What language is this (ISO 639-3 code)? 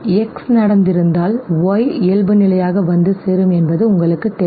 tam